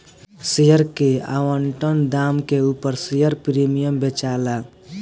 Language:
Bhojpuri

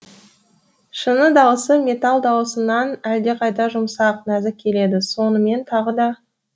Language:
Kazakh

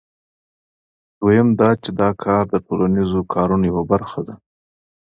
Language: Pashto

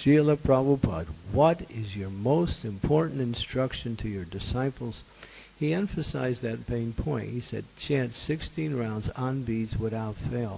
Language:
English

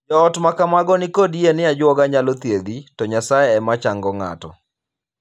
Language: Luo (Kenya and Tanzania)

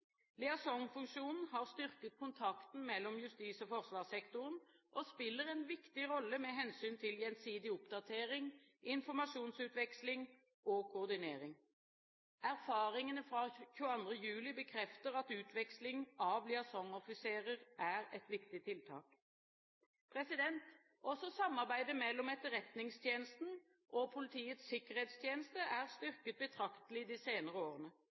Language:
Norwegian Bokmål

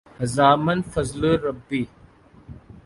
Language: Urdu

